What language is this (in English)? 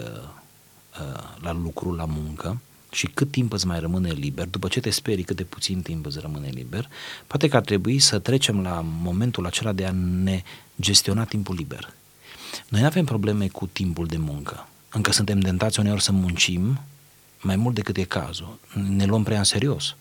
Romanian